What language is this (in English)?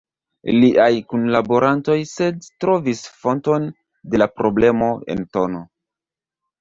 Esperanto